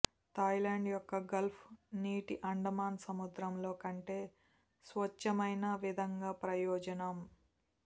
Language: Telugu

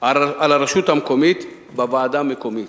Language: Hebrew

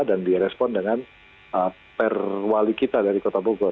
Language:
Indonesian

